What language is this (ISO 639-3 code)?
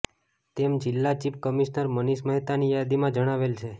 guj